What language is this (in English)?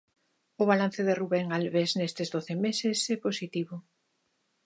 Galician